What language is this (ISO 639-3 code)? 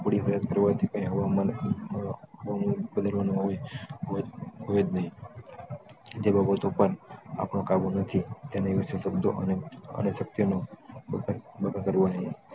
guj